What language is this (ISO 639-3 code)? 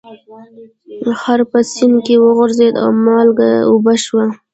pus